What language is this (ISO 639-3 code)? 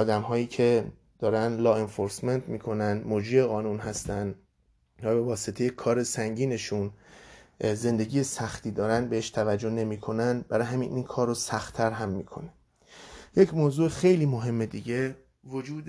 fas